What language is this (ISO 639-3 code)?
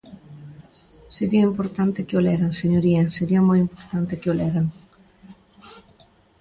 glg